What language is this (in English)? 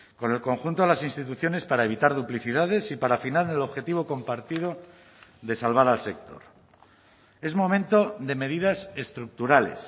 Spanish